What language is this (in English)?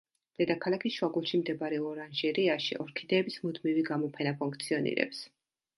Georgian